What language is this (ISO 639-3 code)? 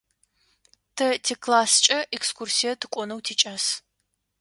ady